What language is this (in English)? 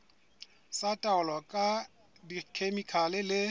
Southern Sotho